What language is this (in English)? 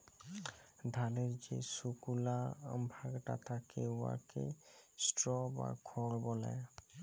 Bangla